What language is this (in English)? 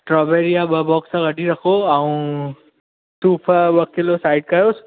Sindhi